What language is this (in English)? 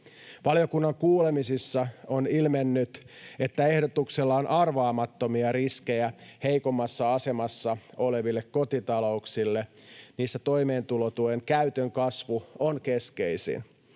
Finnish